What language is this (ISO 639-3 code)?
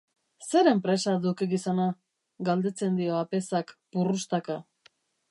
eus